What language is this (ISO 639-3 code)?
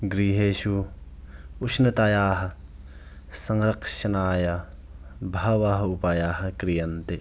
san